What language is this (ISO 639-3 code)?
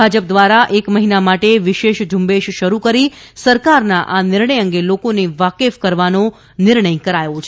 guj